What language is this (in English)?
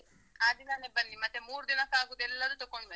Kannada